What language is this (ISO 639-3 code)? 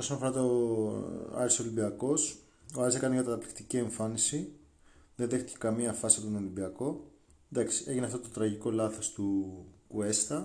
ell